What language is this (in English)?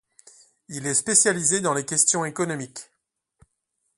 French